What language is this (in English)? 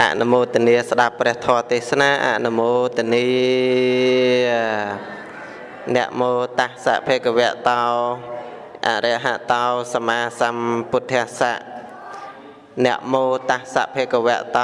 Vietnamese